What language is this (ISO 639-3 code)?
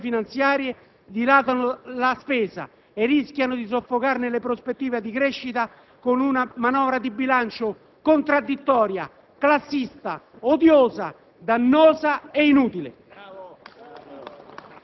ita